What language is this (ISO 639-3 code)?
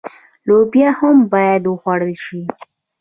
pus